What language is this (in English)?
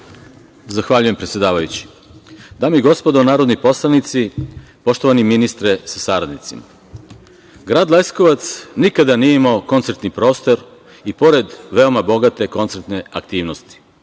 Serbian